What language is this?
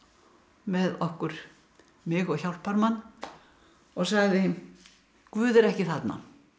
Icelandic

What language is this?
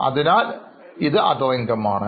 Malayalam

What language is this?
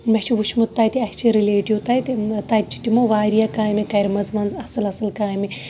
Kashmiri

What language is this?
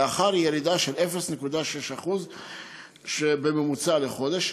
Hebrew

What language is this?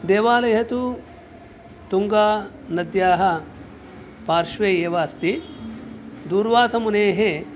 Sanskrit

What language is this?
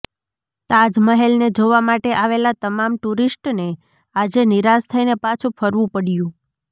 Gujarati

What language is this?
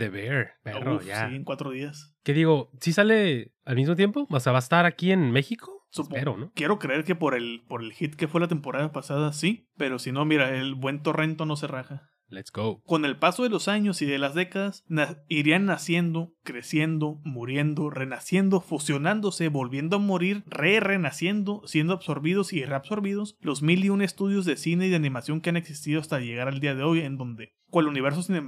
Spanish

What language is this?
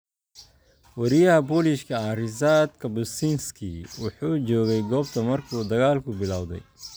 Somali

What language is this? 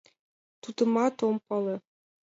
Mari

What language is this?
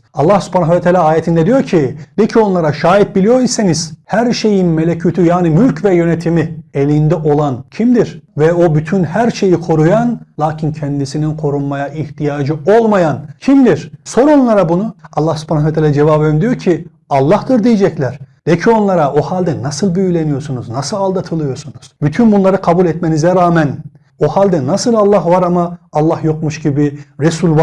Turkish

